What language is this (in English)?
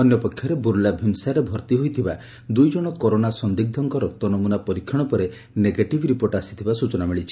Odia